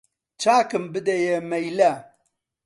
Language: Central Kurdish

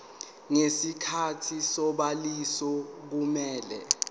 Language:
Zulu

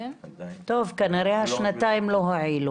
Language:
Hebrew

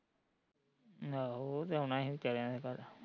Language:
Punjabi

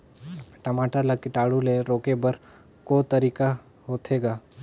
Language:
Chhattisgarhi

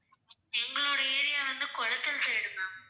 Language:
Tamil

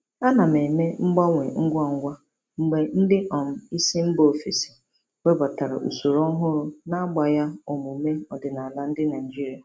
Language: Igbo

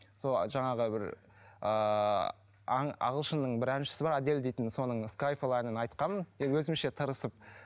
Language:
Kazakh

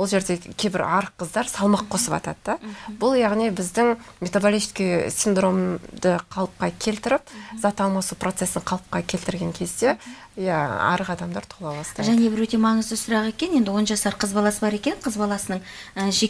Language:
Russian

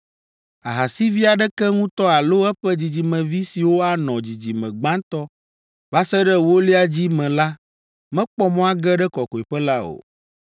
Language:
Ewe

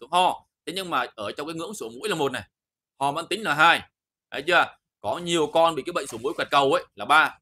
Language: Vietnamese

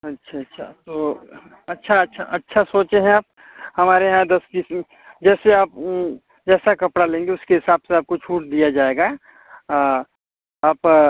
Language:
Hindi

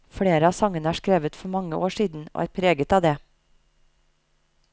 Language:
Norwegian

